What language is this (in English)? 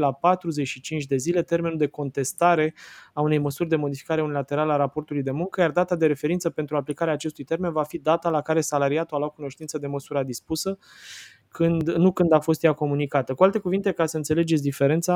Romanian